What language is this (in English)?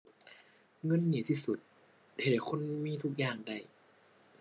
Thai